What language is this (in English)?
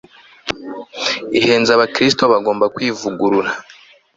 Kinyarwanda